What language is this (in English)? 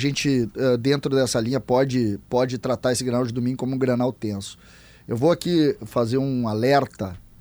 Portuguese